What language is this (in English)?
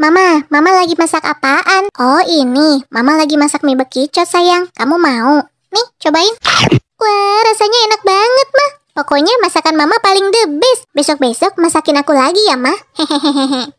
Indonesian